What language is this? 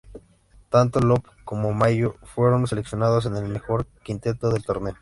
Spanish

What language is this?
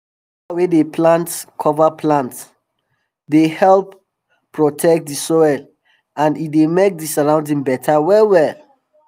Nigerian Pidgin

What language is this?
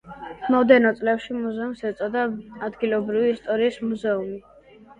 Georgian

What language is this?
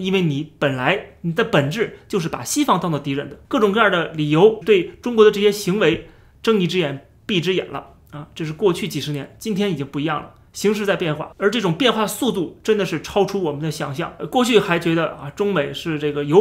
Chinese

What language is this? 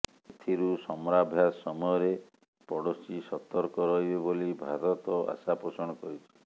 Odia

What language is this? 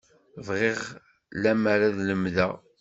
Kabyle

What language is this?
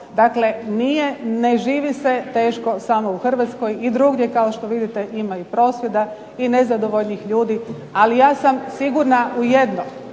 Croatian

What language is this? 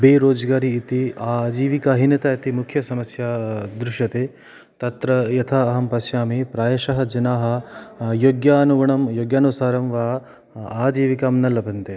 Sanskrit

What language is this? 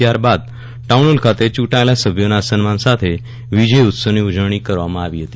Gujarati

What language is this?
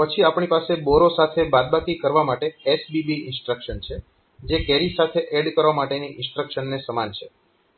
Gujarati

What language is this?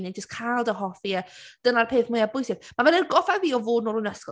Welsh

